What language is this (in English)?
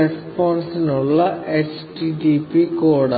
Malayalam